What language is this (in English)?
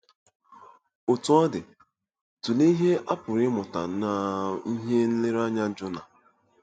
Igbo